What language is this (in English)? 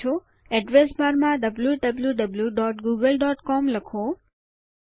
Gujarati